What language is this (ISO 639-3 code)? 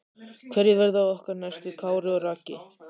isl